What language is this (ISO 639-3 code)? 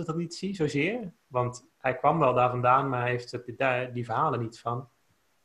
nld